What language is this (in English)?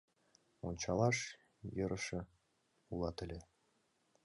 Mari